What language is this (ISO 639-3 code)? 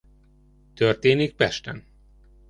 hun